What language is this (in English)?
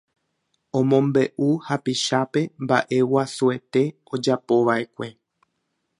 Guarani